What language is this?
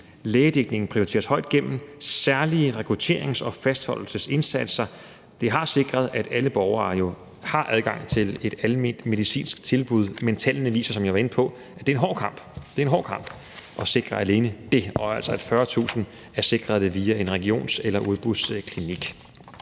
Danish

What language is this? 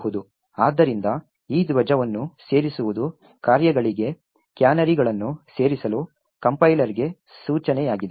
Kannada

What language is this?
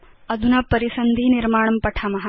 Sanskrit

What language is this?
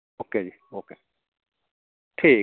Dogri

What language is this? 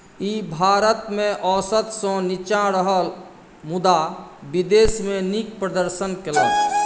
Maithili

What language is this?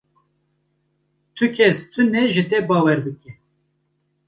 Kurdish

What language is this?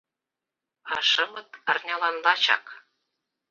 Mari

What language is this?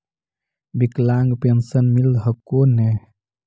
Magahi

